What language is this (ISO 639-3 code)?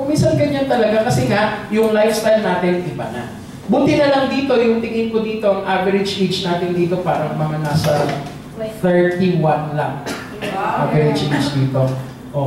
fil